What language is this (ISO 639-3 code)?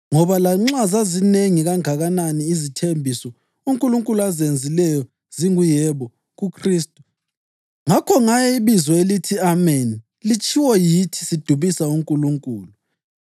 nde